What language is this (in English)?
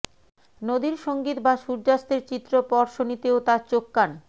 Bangla